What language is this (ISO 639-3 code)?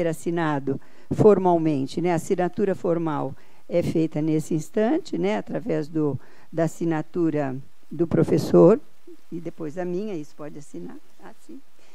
por